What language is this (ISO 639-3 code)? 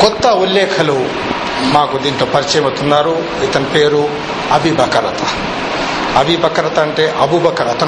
tel